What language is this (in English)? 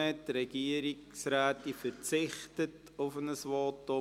Swiss German